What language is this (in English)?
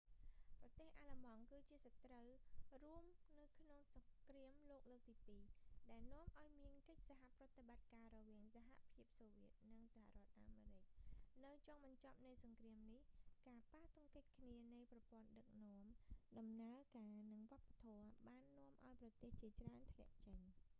Khmer